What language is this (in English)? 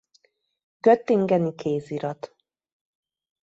Hungarian